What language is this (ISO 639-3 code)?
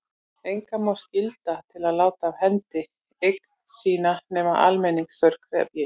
isl